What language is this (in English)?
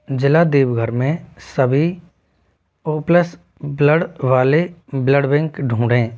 Hindi